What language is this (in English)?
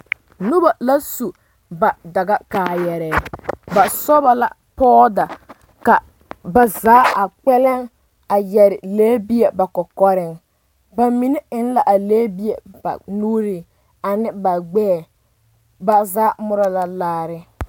Southern Dagaare